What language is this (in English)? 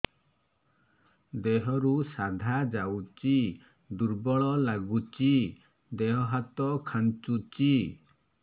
Odia